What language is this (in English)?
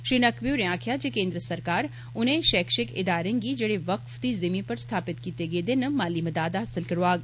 Dogri